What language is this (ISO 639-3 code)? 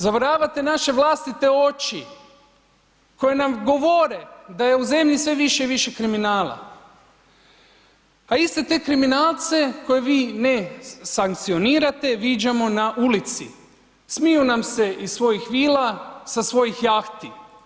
hrv